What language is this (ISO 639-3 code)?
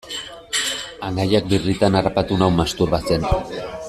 eus